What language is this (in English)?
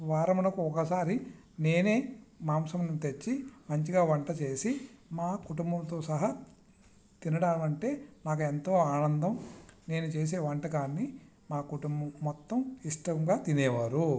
Telugu